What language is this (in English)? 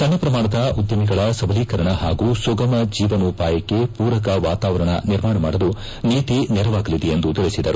Kannada